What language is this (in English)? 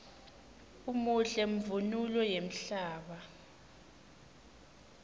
Swati